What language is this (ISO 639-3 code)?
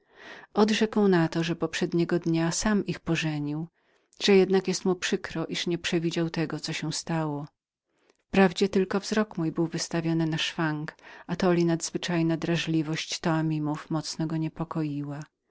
pol